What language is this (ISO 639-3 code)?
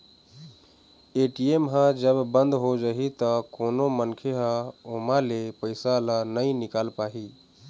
hne